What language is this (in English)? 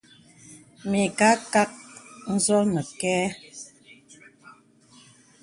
Bebele